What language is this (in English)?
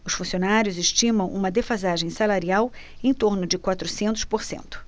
Portuguese